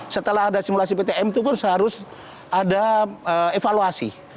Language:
Indonesian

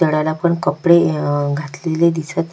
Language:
Marathi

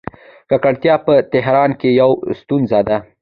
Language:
Pashto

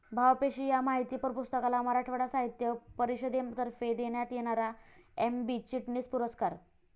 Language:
Marathi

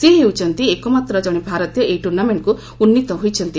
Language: Odia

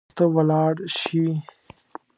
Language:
Pashto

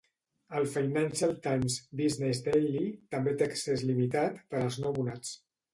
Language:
Catalan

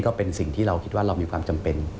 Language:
Thai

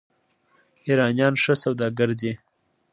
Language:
Pashto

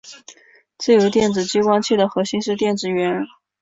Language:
Chinese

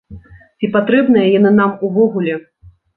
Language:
Belarusian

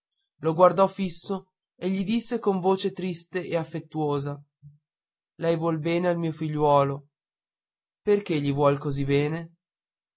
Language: Italian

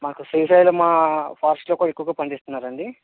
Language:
Telugu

